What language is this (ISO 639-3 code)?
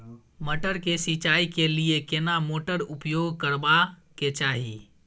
mai